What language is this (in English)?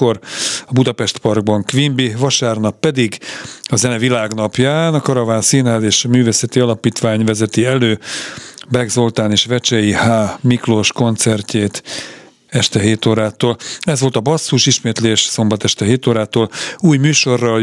Hungarian